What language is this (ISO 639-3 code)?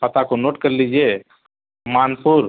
urd